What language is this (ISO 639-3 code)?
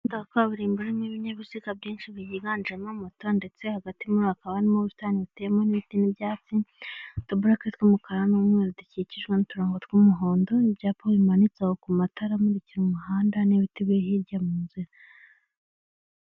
kin